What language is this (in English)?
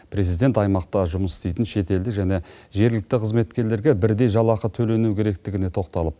Kazakh